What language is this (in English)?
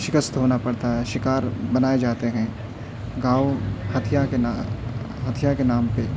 Urdu